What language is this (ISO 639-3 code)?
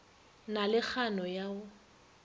nso